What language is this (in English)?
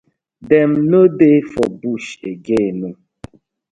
Nigerian Pidgin